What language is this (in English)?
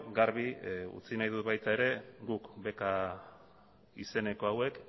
Basque